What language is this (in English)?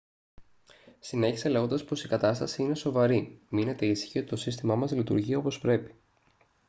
Greek